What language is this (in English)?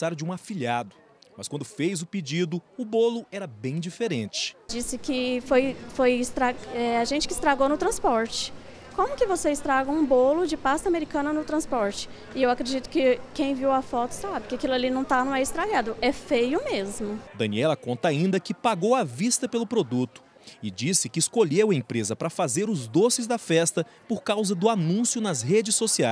Portuguese